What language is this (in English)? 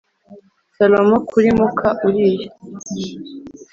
Kinyarwanda